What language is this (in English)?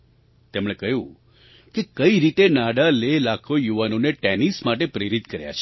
Gujarati